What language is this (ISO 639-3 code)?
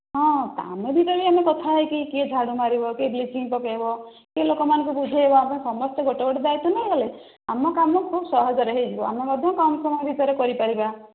ori